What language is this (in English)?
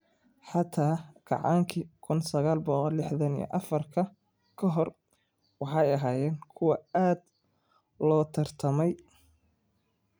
Somali